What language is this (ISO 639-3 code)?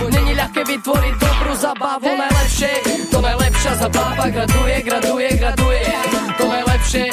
slk